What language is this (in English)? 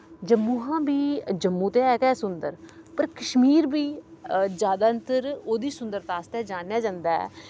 Dogri